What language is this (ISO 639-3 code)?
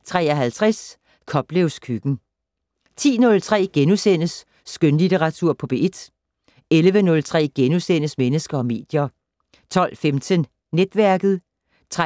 dan